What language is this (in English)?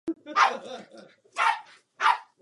Czech